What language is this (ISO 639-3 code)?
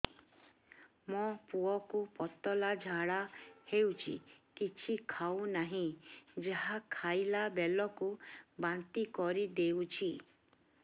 ori